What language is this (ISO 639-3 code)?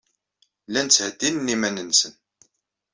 kab